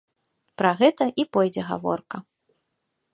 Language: Belarusian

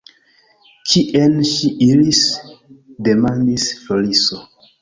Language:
Esperanto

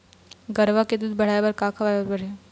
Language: Chhattisgarhi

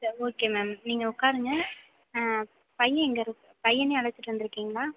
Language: Tamil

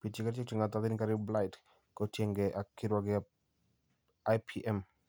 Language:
Kalenjin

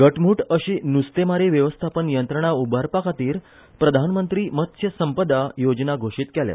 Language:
Konkani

